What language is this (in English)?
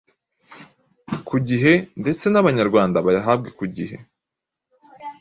Kinyarwanda